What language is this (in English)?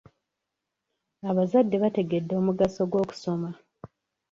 Ganda